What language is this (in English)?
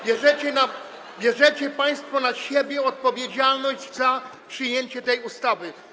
Polish